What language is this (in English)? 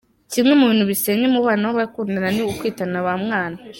Kinyarwanda